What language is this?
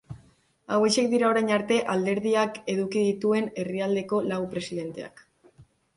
Basque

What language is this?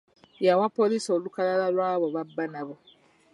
Ganda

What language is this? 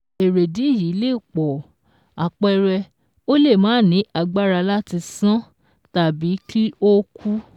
Yoruba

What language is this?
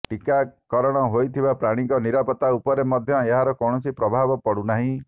Odia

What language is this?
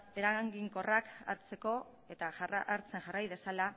Basque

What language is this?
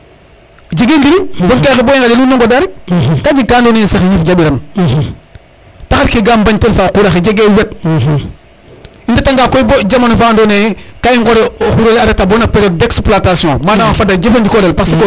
Serer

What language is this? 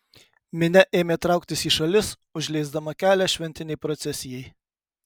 Lithuanian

